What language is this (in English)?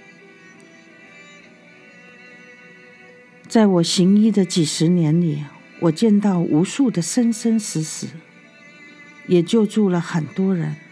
Chinese